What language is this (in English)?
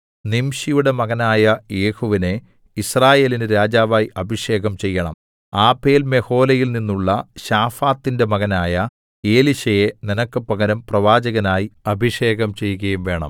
Malayalam